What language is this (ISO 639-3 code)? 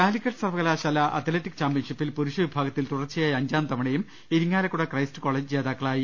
mal